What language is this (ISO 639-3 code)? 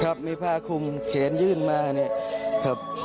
tha